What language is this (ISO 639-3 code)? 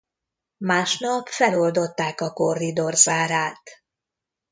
hun